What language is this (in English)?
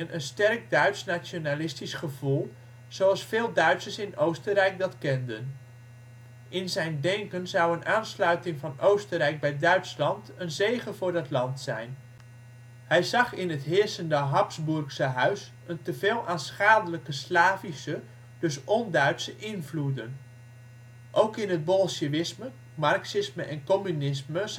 Dutch